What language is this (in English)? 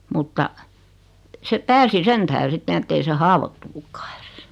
Finnish